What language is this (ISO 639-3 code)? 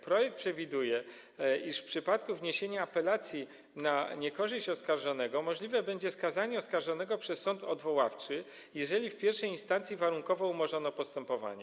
pol